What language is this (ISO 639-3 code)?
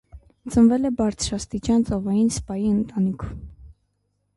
hye